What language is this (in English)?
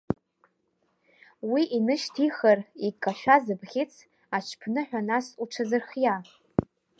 Abkhazian